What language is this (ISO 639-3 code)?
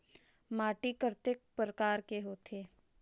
hne